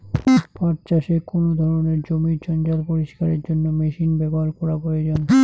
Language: Bangla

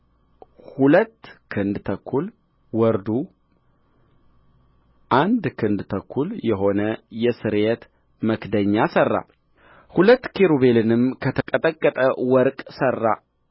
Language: Amharic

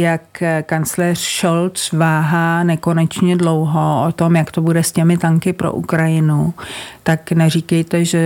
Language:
Czech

